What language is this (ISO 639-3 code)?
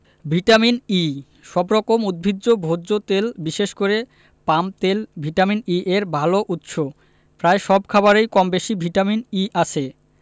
ben